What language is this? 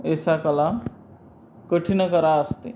Sanskrit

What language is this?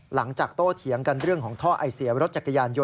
Thai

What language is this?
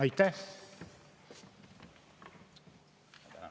Estonian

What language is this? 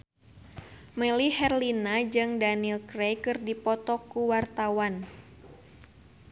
Sundanese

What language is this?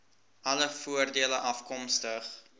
Afrikaans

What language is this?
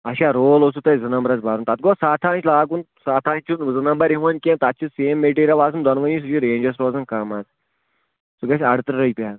Kashmiri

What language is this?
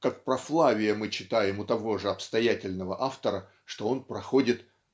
Russian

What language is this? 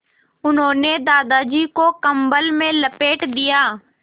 Hindi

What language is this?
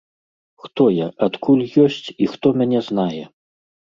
Belarusian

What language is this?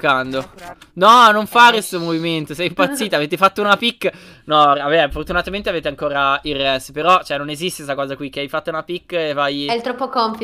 Italian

